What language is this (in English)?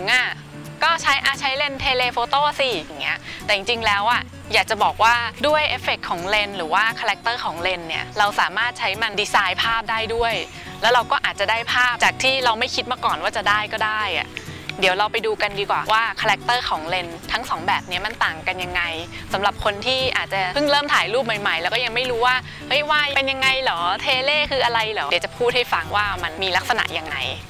Thai